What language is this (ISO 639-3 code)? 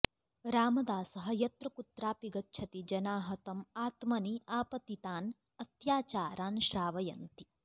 san